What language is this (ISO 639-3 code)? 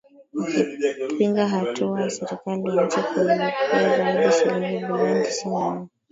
swa